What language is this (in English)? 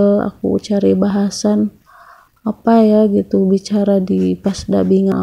Indonesian